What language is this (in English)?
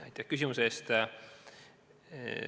Estonian